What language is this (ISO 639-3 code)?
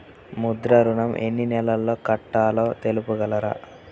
tel